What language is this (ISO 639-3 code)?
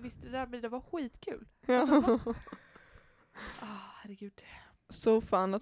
swe